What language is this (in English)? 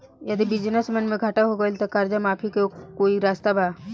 Bhojpuri